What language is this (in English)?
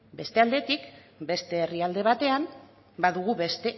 Basque